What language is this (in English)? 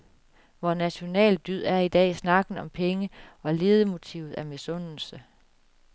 Danish